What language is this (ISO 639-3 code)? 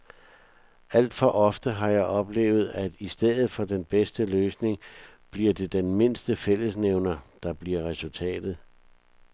dan